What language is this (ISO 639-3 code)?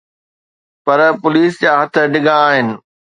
snd